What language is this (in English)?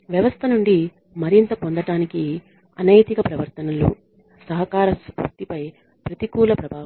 Telugu